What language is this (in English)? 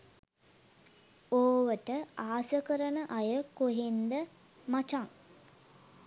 Sinhala